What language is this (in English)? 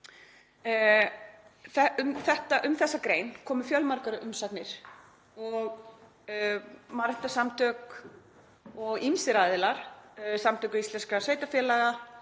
Icelandic